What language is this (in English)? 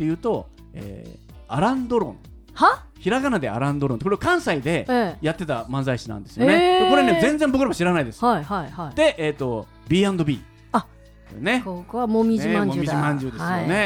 Japanese